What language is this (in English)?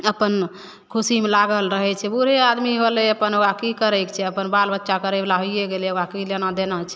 Maithili